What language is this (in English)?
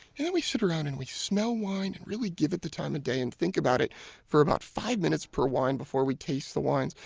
English